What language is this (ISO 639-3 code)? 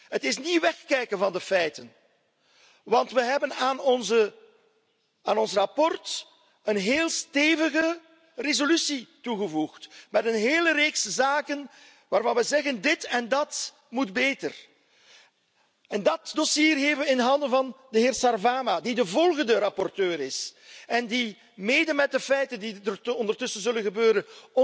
nld